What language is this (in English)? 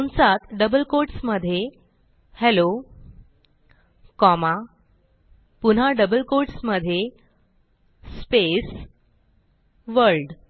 Marathi